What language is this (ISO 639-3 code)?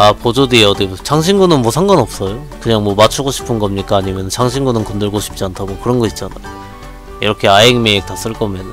kor